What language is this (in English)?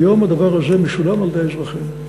Hebrew